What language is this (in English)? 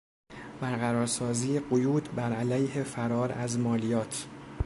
Persian